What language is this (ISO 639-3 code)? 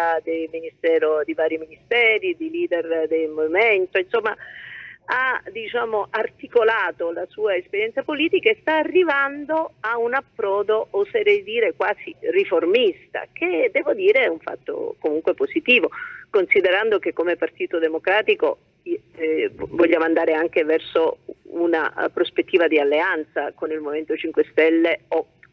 ita